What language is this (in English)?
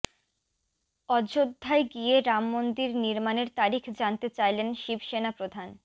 Bangla